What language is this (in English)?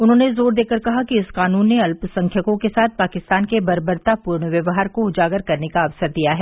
Hindi